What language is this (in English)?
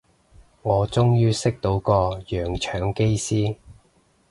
Cantonese